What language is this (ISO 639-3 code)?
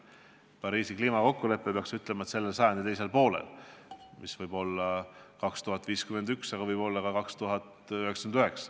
est